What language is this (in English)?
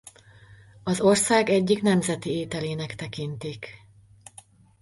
Hungarian